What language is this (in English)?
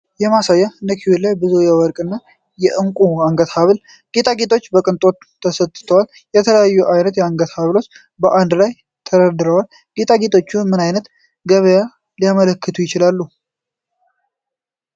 Amharic